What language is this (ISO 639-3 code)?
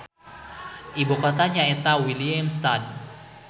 sun